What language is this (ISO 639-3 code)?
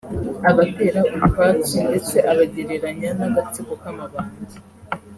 kin